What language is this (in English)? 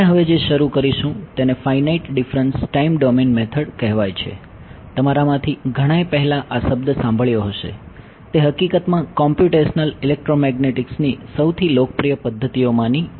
Gujarati